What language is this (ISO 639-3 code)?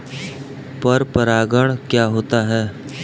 hin